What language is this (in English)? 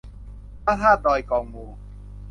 Thai